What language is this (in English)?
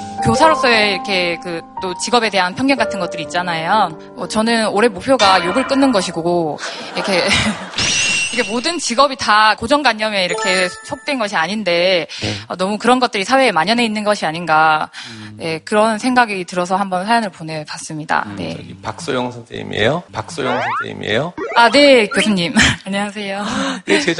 Korean